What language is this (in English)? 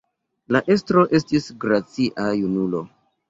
Esperanto